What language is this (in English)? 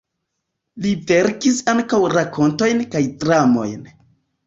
Esperanto